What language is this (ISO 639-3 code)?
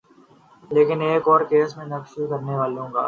urd